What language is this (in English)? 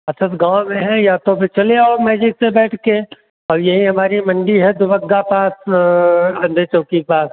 Hindi